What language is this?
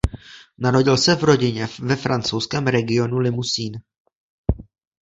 Czech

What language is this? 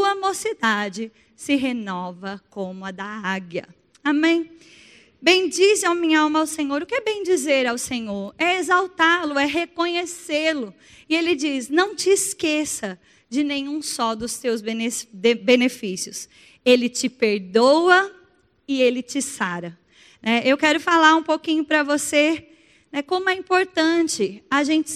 Portuguese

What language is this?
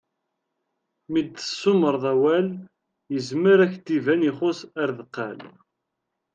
Kabyle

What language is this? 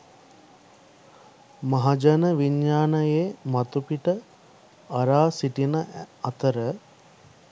Sinhala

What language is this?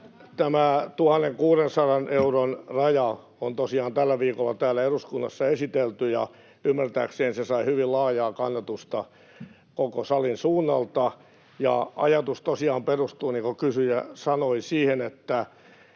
Finnish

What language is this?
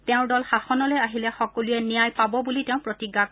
Assamese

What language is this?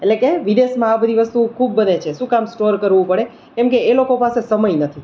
Gujarati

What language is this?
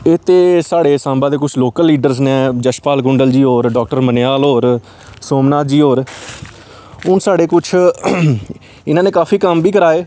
Dogri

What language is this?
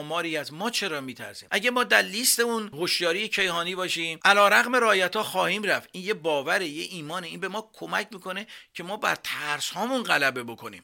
Persian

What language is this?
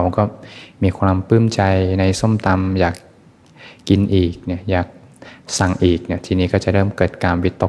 Thai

